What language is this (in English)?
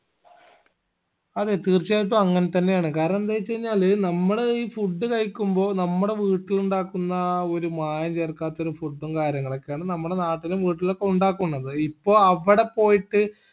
Malayalam